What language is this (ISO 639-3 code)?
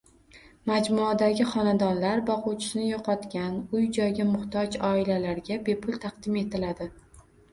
uzb